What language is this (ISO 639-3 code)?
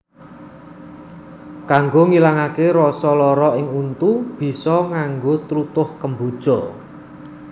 jav